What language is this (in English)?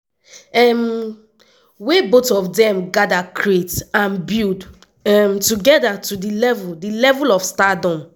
Nigerian Pidgin